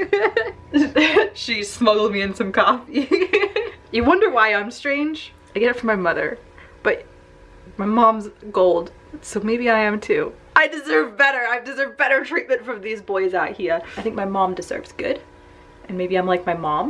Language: English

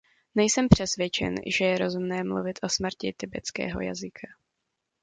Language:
Czech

